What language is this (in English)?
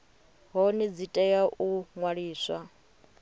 Venda